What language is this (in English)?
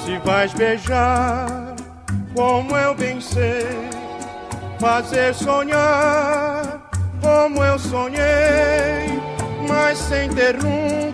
Portuguese